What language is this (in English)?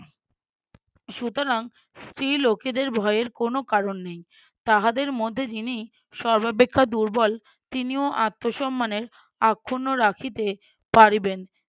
Bangla